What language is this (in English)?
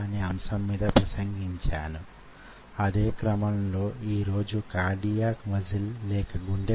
Telugu